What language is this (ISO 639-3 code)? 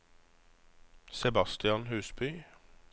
nor